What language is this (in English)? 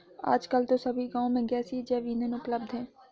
Hindi